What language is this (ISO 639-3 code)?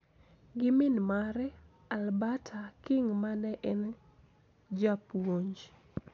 luo